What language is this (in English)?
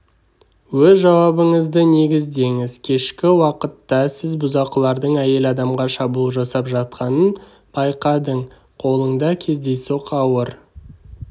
Kazakh